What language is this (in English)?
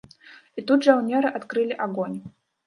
Belarusian